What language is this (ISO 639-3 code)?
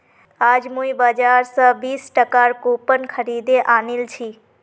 mag